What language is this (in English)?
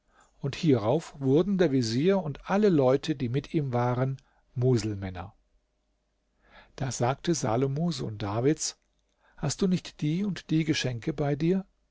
German